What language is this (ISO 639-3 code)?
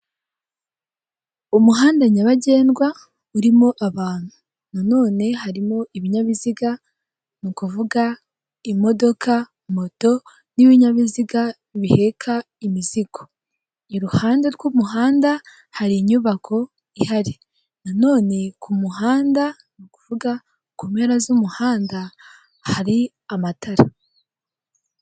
kin